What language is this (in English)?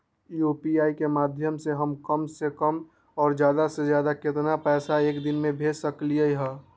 Magahi